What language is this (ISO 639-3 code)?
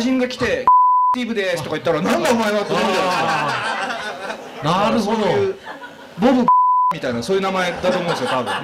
jpn